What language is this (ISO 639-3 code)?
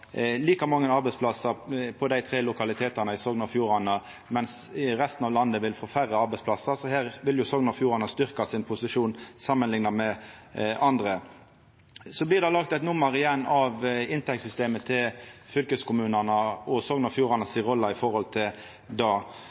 nno